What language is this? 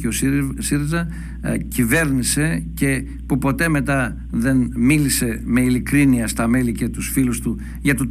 Greek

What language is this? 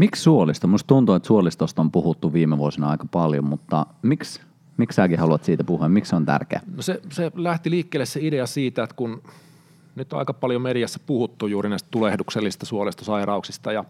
Finnish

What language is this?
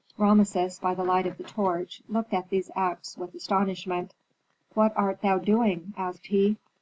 English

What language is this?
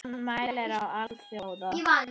Icelandic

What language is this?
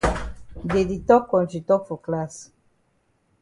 Cameroon Pidgin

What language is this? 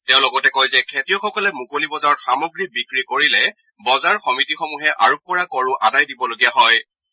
Assamese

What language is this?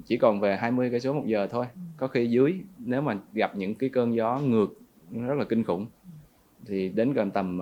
Vietnamese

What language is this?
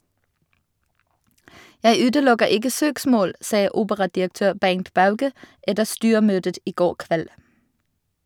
Norwegian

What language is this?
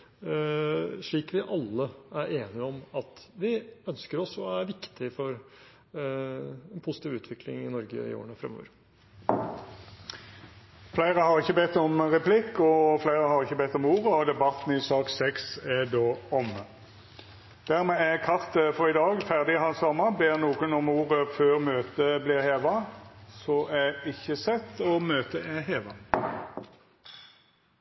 Norwegian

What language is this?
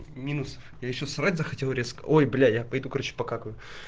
Russian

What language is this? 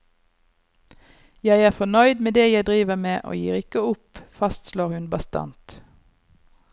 Norwegian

